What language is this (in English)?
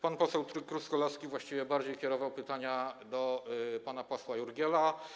Polish